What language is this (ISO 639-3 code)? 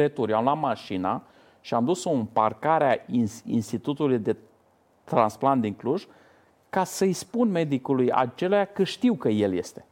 ron